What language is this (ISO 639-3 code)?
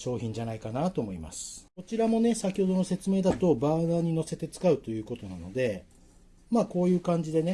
jpn